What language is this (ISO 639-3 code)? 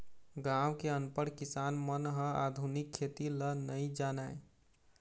hne